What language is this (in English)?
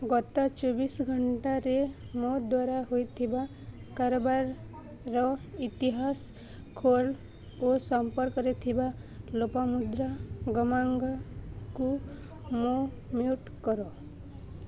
Odia